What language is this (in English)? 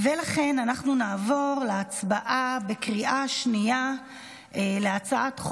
Hebrew